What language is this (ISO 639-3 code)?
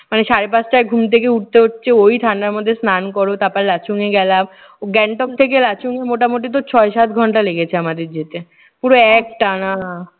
ben